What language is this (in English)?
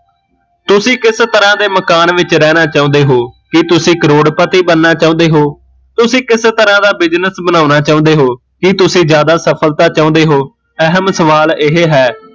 Punjabi